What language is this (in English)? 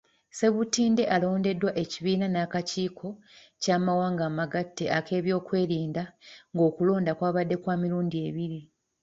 Ganda